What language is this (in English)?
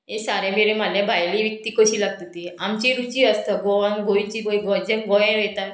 Konkani